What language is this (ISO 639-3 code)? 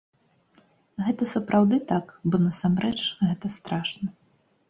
bel